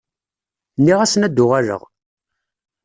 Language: Kabyle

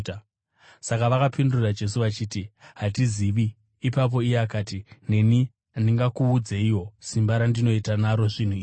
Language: Shona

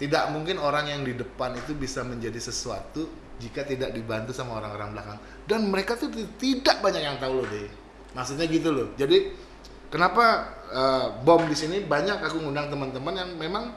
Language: Indonesian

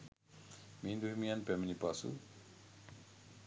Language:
Sinhala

